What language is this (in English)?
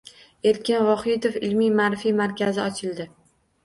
Uzbek